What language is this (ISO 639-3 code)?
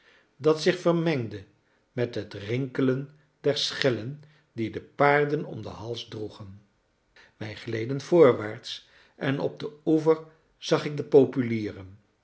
nld